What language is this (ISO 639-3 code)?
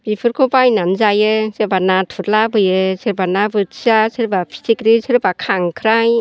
brx